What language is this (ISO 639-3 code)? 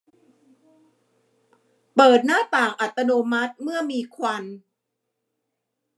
tha